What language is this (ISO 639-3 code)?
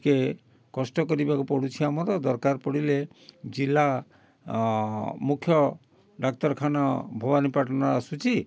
ori